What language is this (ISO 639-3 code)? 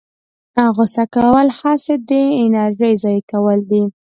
pus